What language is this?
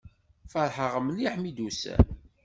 Kabyle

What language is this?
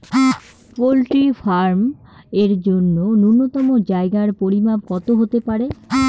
Bangla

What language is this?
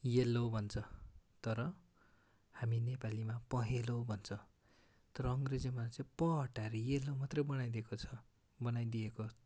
Nepali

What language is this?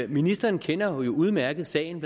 Danish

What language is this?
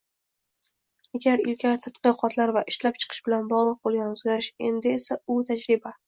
Uzbek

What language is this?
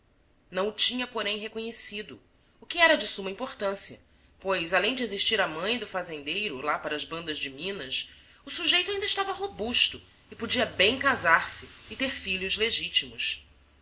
Portuguese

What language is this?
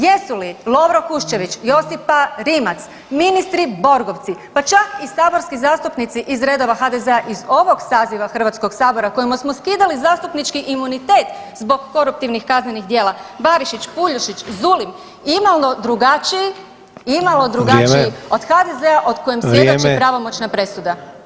Croatian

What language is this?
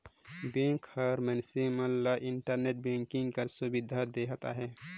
Chhattisgarhi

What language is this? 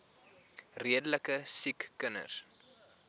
Afrikaans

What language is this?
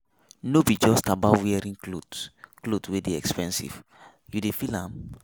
Nigerian Pidgin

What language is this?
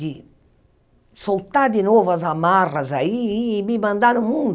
Portuguese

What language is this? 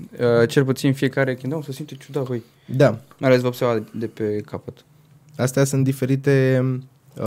Romanian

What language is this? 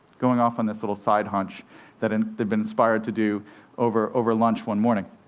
English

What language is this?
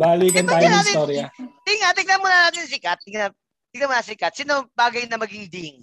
Filipino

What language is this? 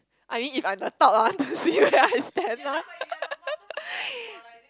English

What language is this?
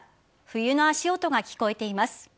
Japanese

